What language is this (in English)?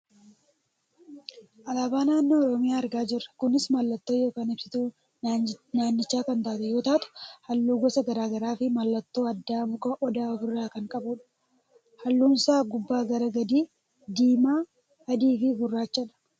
Oromo